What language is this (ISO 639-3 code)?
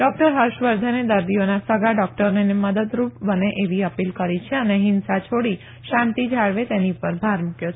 guj